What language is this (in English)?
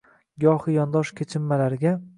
Uzbek